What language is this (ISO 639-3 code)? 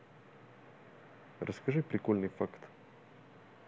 rus